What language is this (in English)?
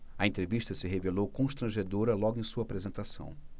Portuguese